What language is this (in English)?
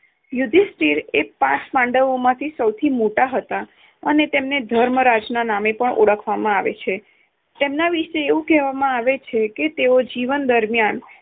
Gujarati